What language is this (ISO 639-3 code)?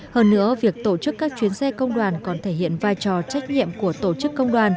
vie